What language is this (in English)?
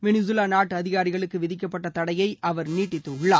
Tamil